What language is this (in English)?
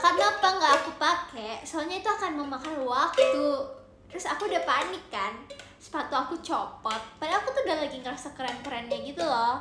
Indonesian